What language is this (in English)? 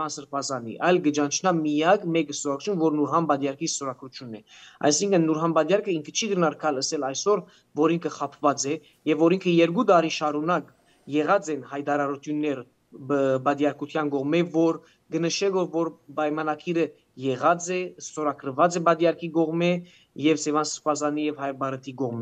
Romanian